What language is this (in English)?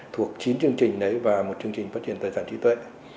Vietnamese